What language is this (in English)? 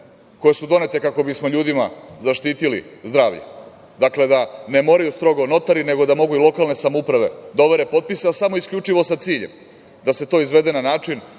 Serbian